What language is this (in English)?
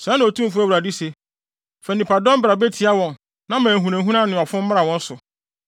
Akan